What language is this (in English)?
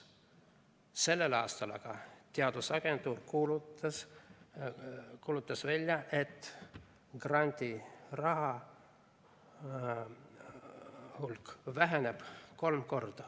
Estonian